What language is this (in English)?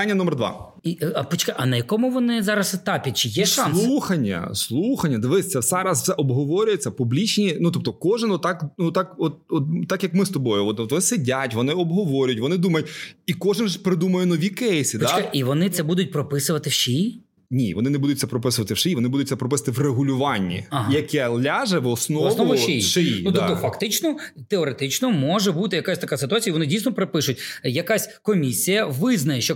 Ukrainian